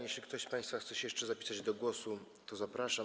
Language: Polish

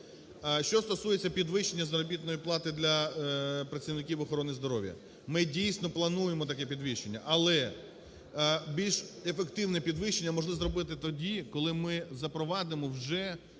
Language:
Ukrainian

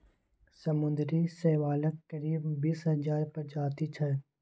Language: Maithili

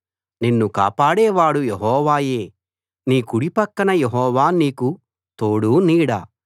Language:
Telugu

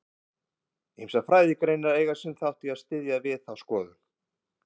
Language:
Icelandic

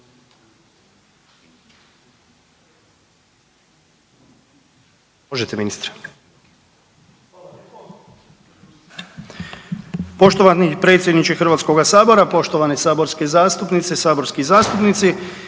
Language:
Croatian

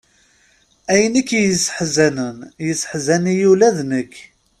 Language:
Kabyle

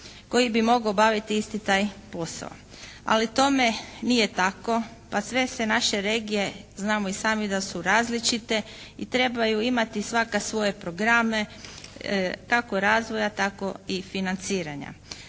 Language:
Croatian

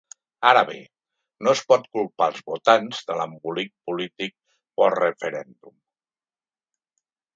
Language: Catalan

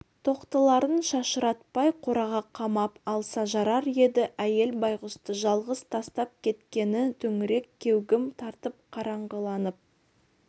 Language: Kazakh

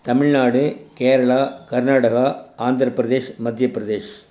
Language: Tamil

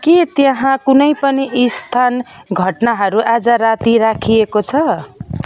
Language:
Nepali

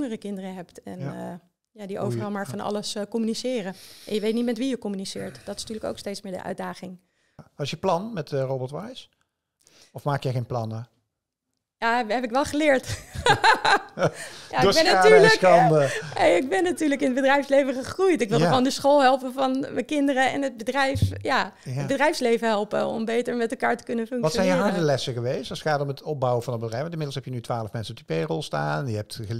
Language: Dutch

